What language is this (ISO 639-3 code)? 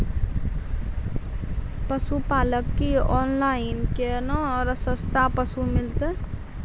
mai